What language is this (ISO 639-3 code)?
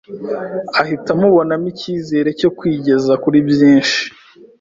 kin